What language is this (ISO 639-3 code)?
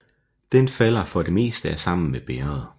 dan